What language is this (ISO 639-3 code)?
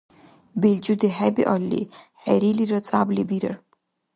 dar